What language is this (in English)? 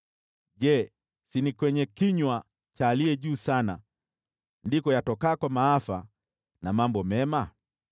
Swahili